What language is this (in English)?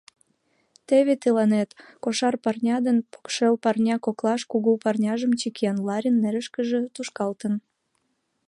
Mari